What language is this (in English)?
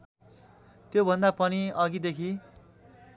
Nepali